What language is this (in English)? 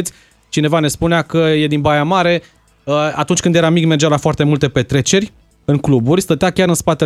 Romanian